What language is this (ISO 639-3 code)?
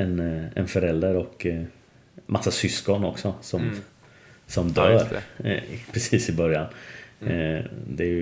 swe